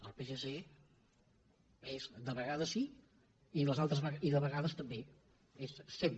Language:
Catalan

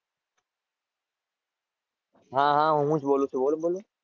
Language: Gujarati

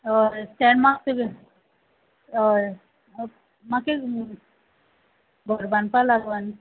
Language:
Konkani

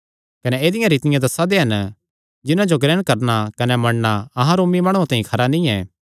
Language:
Kangri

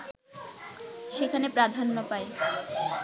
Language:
Bangla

